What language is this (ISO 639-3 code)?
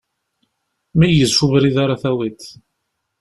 kab